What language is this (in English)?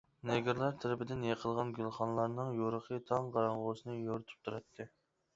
Uyghur